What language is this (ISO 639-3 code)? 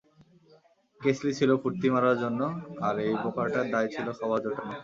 ben